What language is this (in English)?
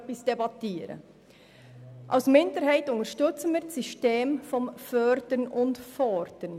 Swiss German